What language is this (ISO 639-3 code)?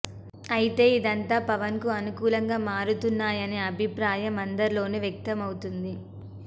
tel